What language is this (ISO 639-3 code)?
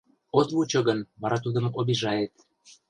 chm